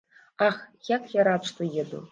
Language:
Belarusian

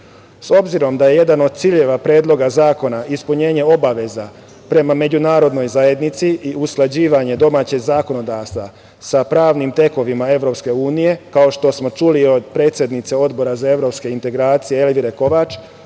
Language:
Serbian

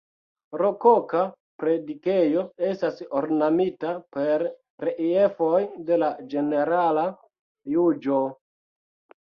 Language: Esperanto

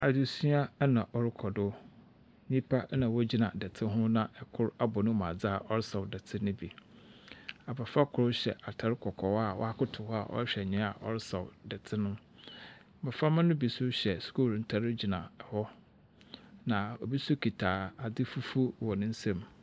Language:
Akan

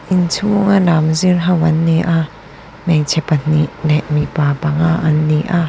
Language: Mizo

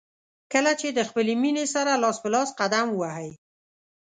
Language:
Pashto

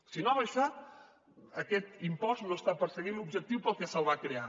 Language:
Catalan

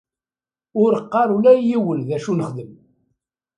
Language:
Kabyle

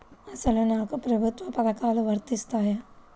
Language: Telugu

